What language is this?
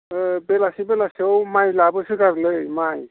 Bodo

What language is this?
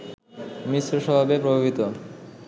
Bangla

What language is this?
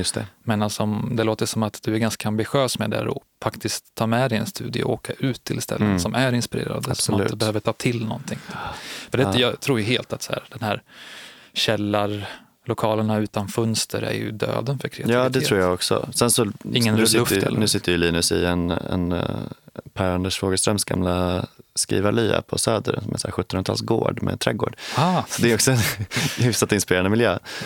Swedish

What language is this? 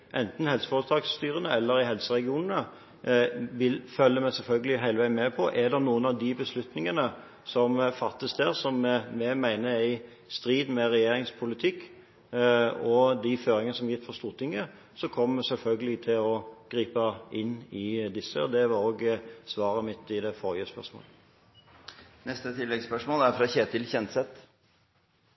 Norwegian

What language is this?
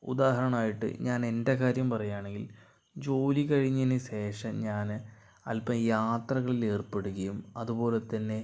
Malayalam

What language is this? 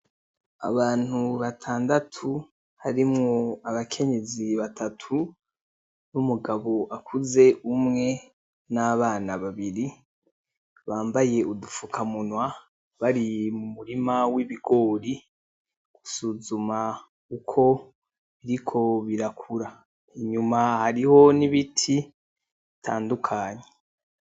Rundi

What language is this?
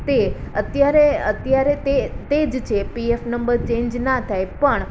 Gujarati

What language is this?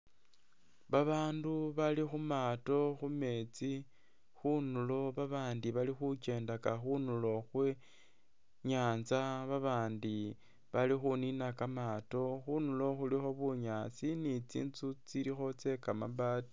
Masaaba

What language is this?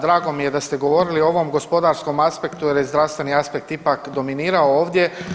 Croatian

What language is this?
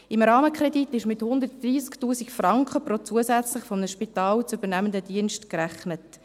Swiss German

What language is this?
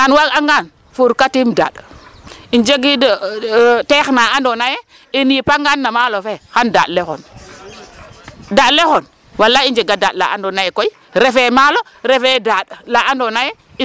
Serer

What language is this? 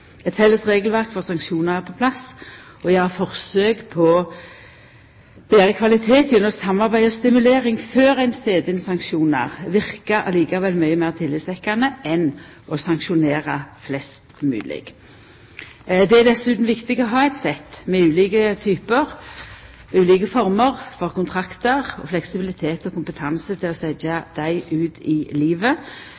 Norwegian Nynorsk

